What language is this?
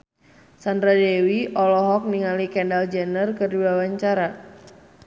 Sundanese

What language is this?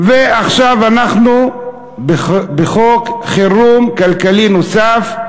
Hebrew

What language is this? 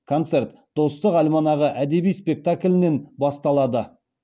Kazakh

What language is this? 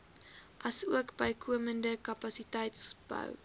Afrikaans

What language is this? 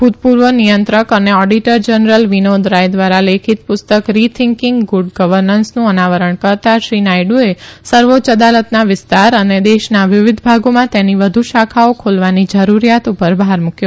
Gujarati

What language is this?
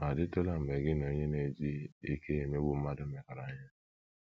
Igbo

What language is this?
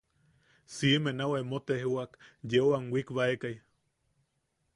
Yaqui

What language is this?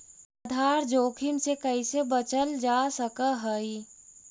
Magahi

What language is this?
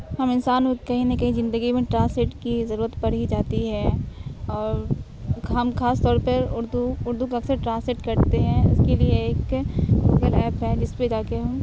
Urdu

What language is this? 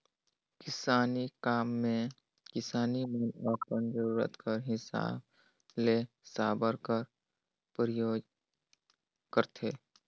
Chhattisgarhi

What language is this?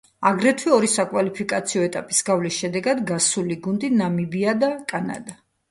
Georgian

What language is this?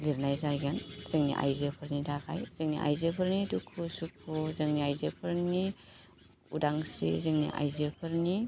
Bodo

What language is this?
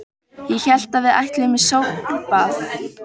Icelandic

